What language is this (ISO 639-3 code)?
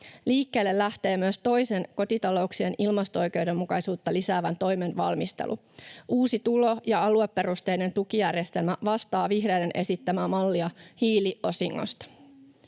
fin